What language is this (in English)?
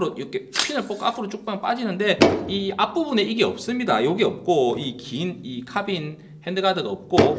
Korean